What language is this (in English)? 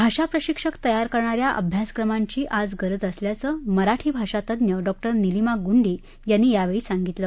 Marathi